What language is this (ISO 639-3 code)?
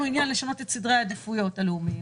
heb